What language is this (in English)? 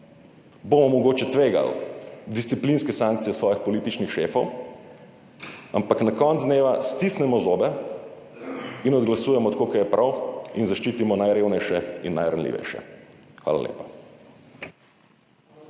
Slovenian